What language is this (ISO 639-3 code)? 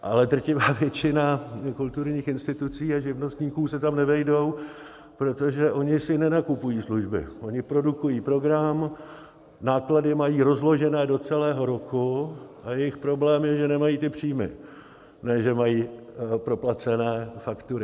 ces